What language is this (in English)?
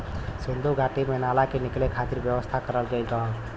Bhojpuri